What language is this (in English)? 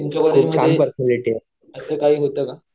Marathi